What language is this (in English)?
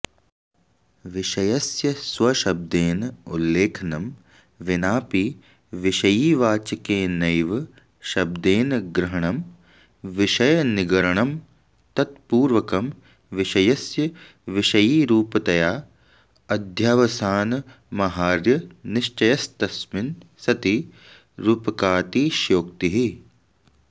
Sanskrit